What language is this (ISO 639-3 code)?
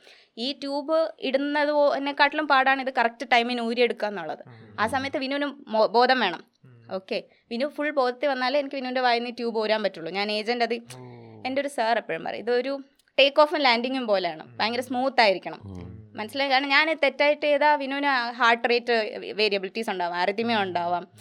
mal